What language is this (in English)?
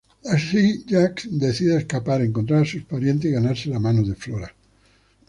Spanish